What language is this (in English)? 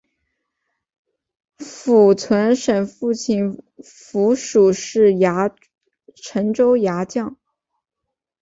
Chinese